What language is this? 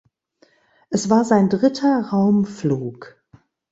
German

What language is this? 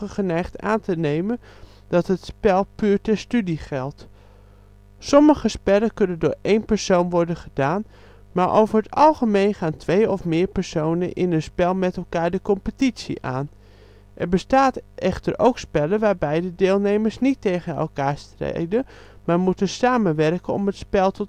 Dutch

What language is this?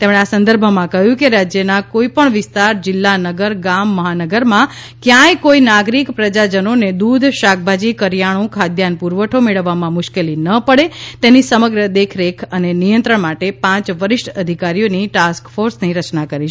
Gujarati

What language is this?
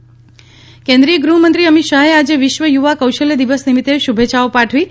Gujarati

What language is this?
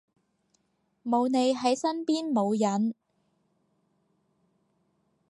Cantonese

